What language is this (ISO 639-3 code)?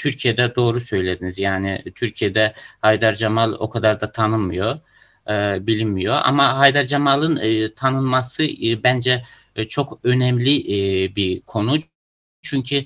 tur